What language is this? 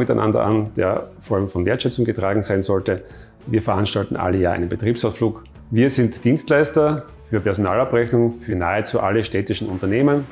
German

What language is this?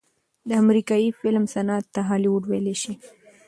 Pashto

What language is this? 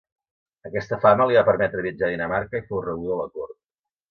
Catalan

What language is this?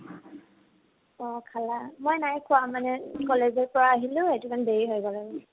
Assamese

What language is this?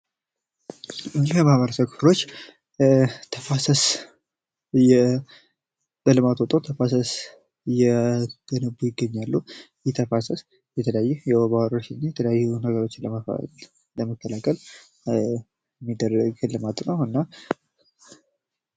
Amharic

